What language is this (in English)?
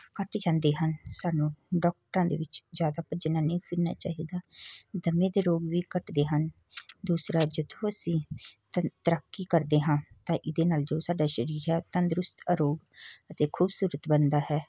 Punjabi